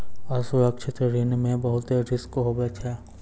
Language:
Maithili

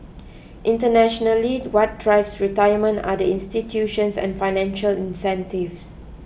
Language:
English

